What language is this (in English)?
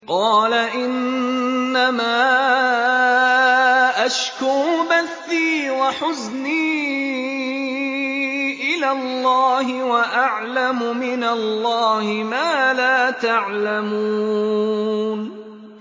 Arabic